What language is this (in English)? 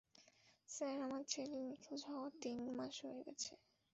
Bangla